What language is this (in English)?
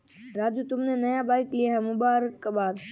Hindi